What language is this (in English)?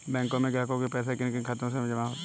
Hindi